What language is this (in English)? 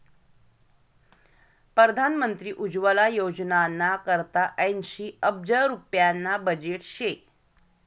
Marathi